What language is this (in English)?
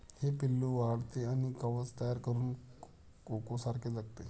Marathi